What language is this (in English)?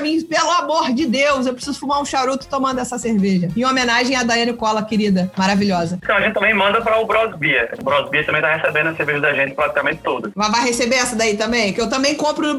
Portuguese